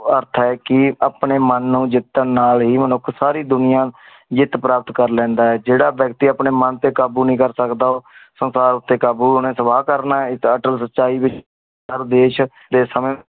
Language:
Punjabi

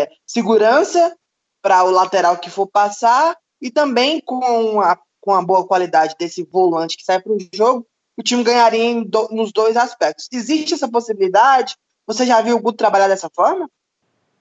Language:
Portuguese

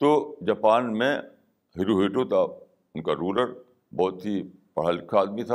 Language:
Urdu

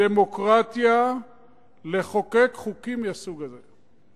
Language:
Hebrew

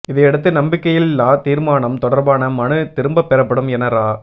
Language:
Tamil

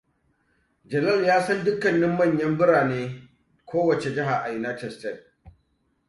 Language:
Hausa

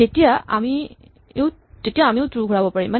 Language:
Assamese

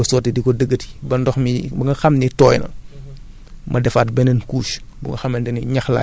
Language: Wolof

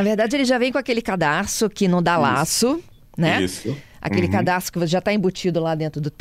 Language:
Portuguese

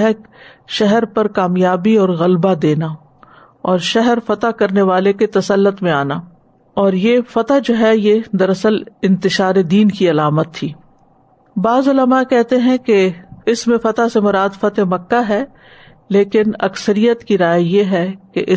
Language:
Urdu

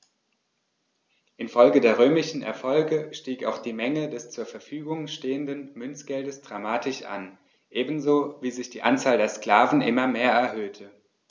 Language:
German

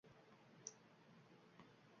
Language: Uzbek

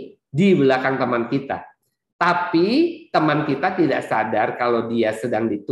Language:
Indonesian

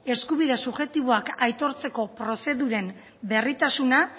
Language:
Basque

